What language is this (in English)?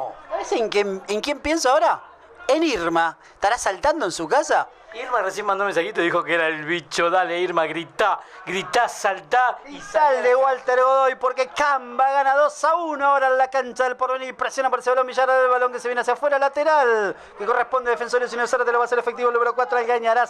Spanish